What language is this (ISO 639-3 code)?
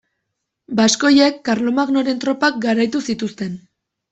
eus